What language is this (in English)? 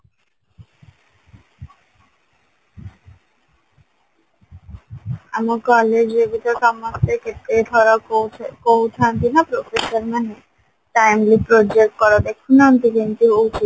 Odia